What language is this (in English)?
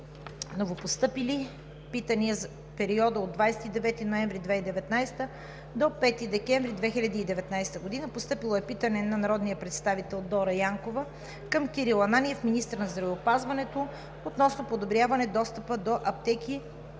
Bulgarian